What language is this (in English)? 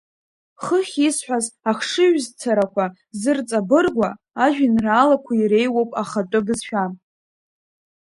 Abkhazian